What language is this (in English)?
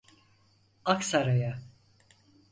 Turkish